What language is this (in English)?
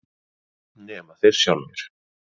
Icelandic